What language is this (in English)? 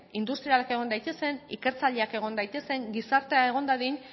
Basque